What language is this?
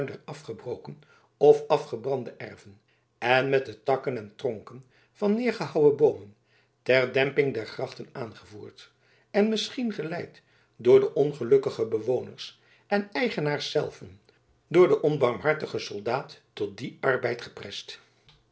Dutch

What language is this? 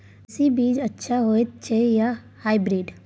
Maithili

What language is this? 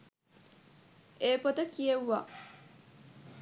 Sinhala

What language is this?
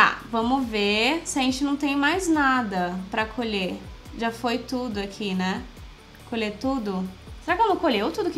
Portuguese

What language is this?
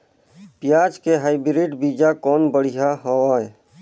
Chhattisgarhi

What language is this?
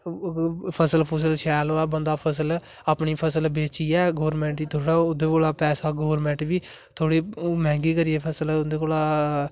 Dogri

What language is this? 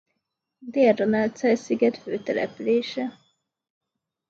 Hungarian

